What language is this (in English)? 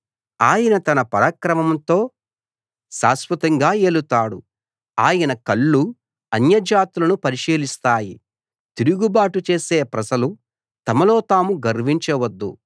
Telugu